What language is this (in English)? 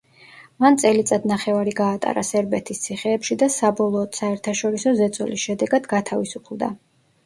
Georgian